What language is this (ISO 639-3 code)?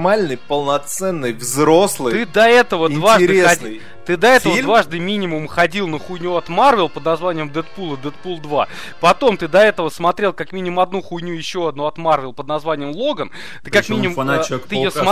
rus